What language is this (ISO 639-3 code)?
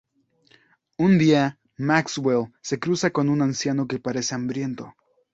spa